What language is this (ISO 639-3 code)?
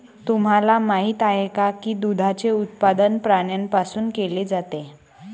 mar